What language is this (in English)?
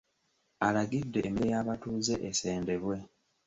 Ganda